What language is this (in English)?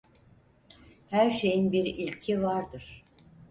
Turkish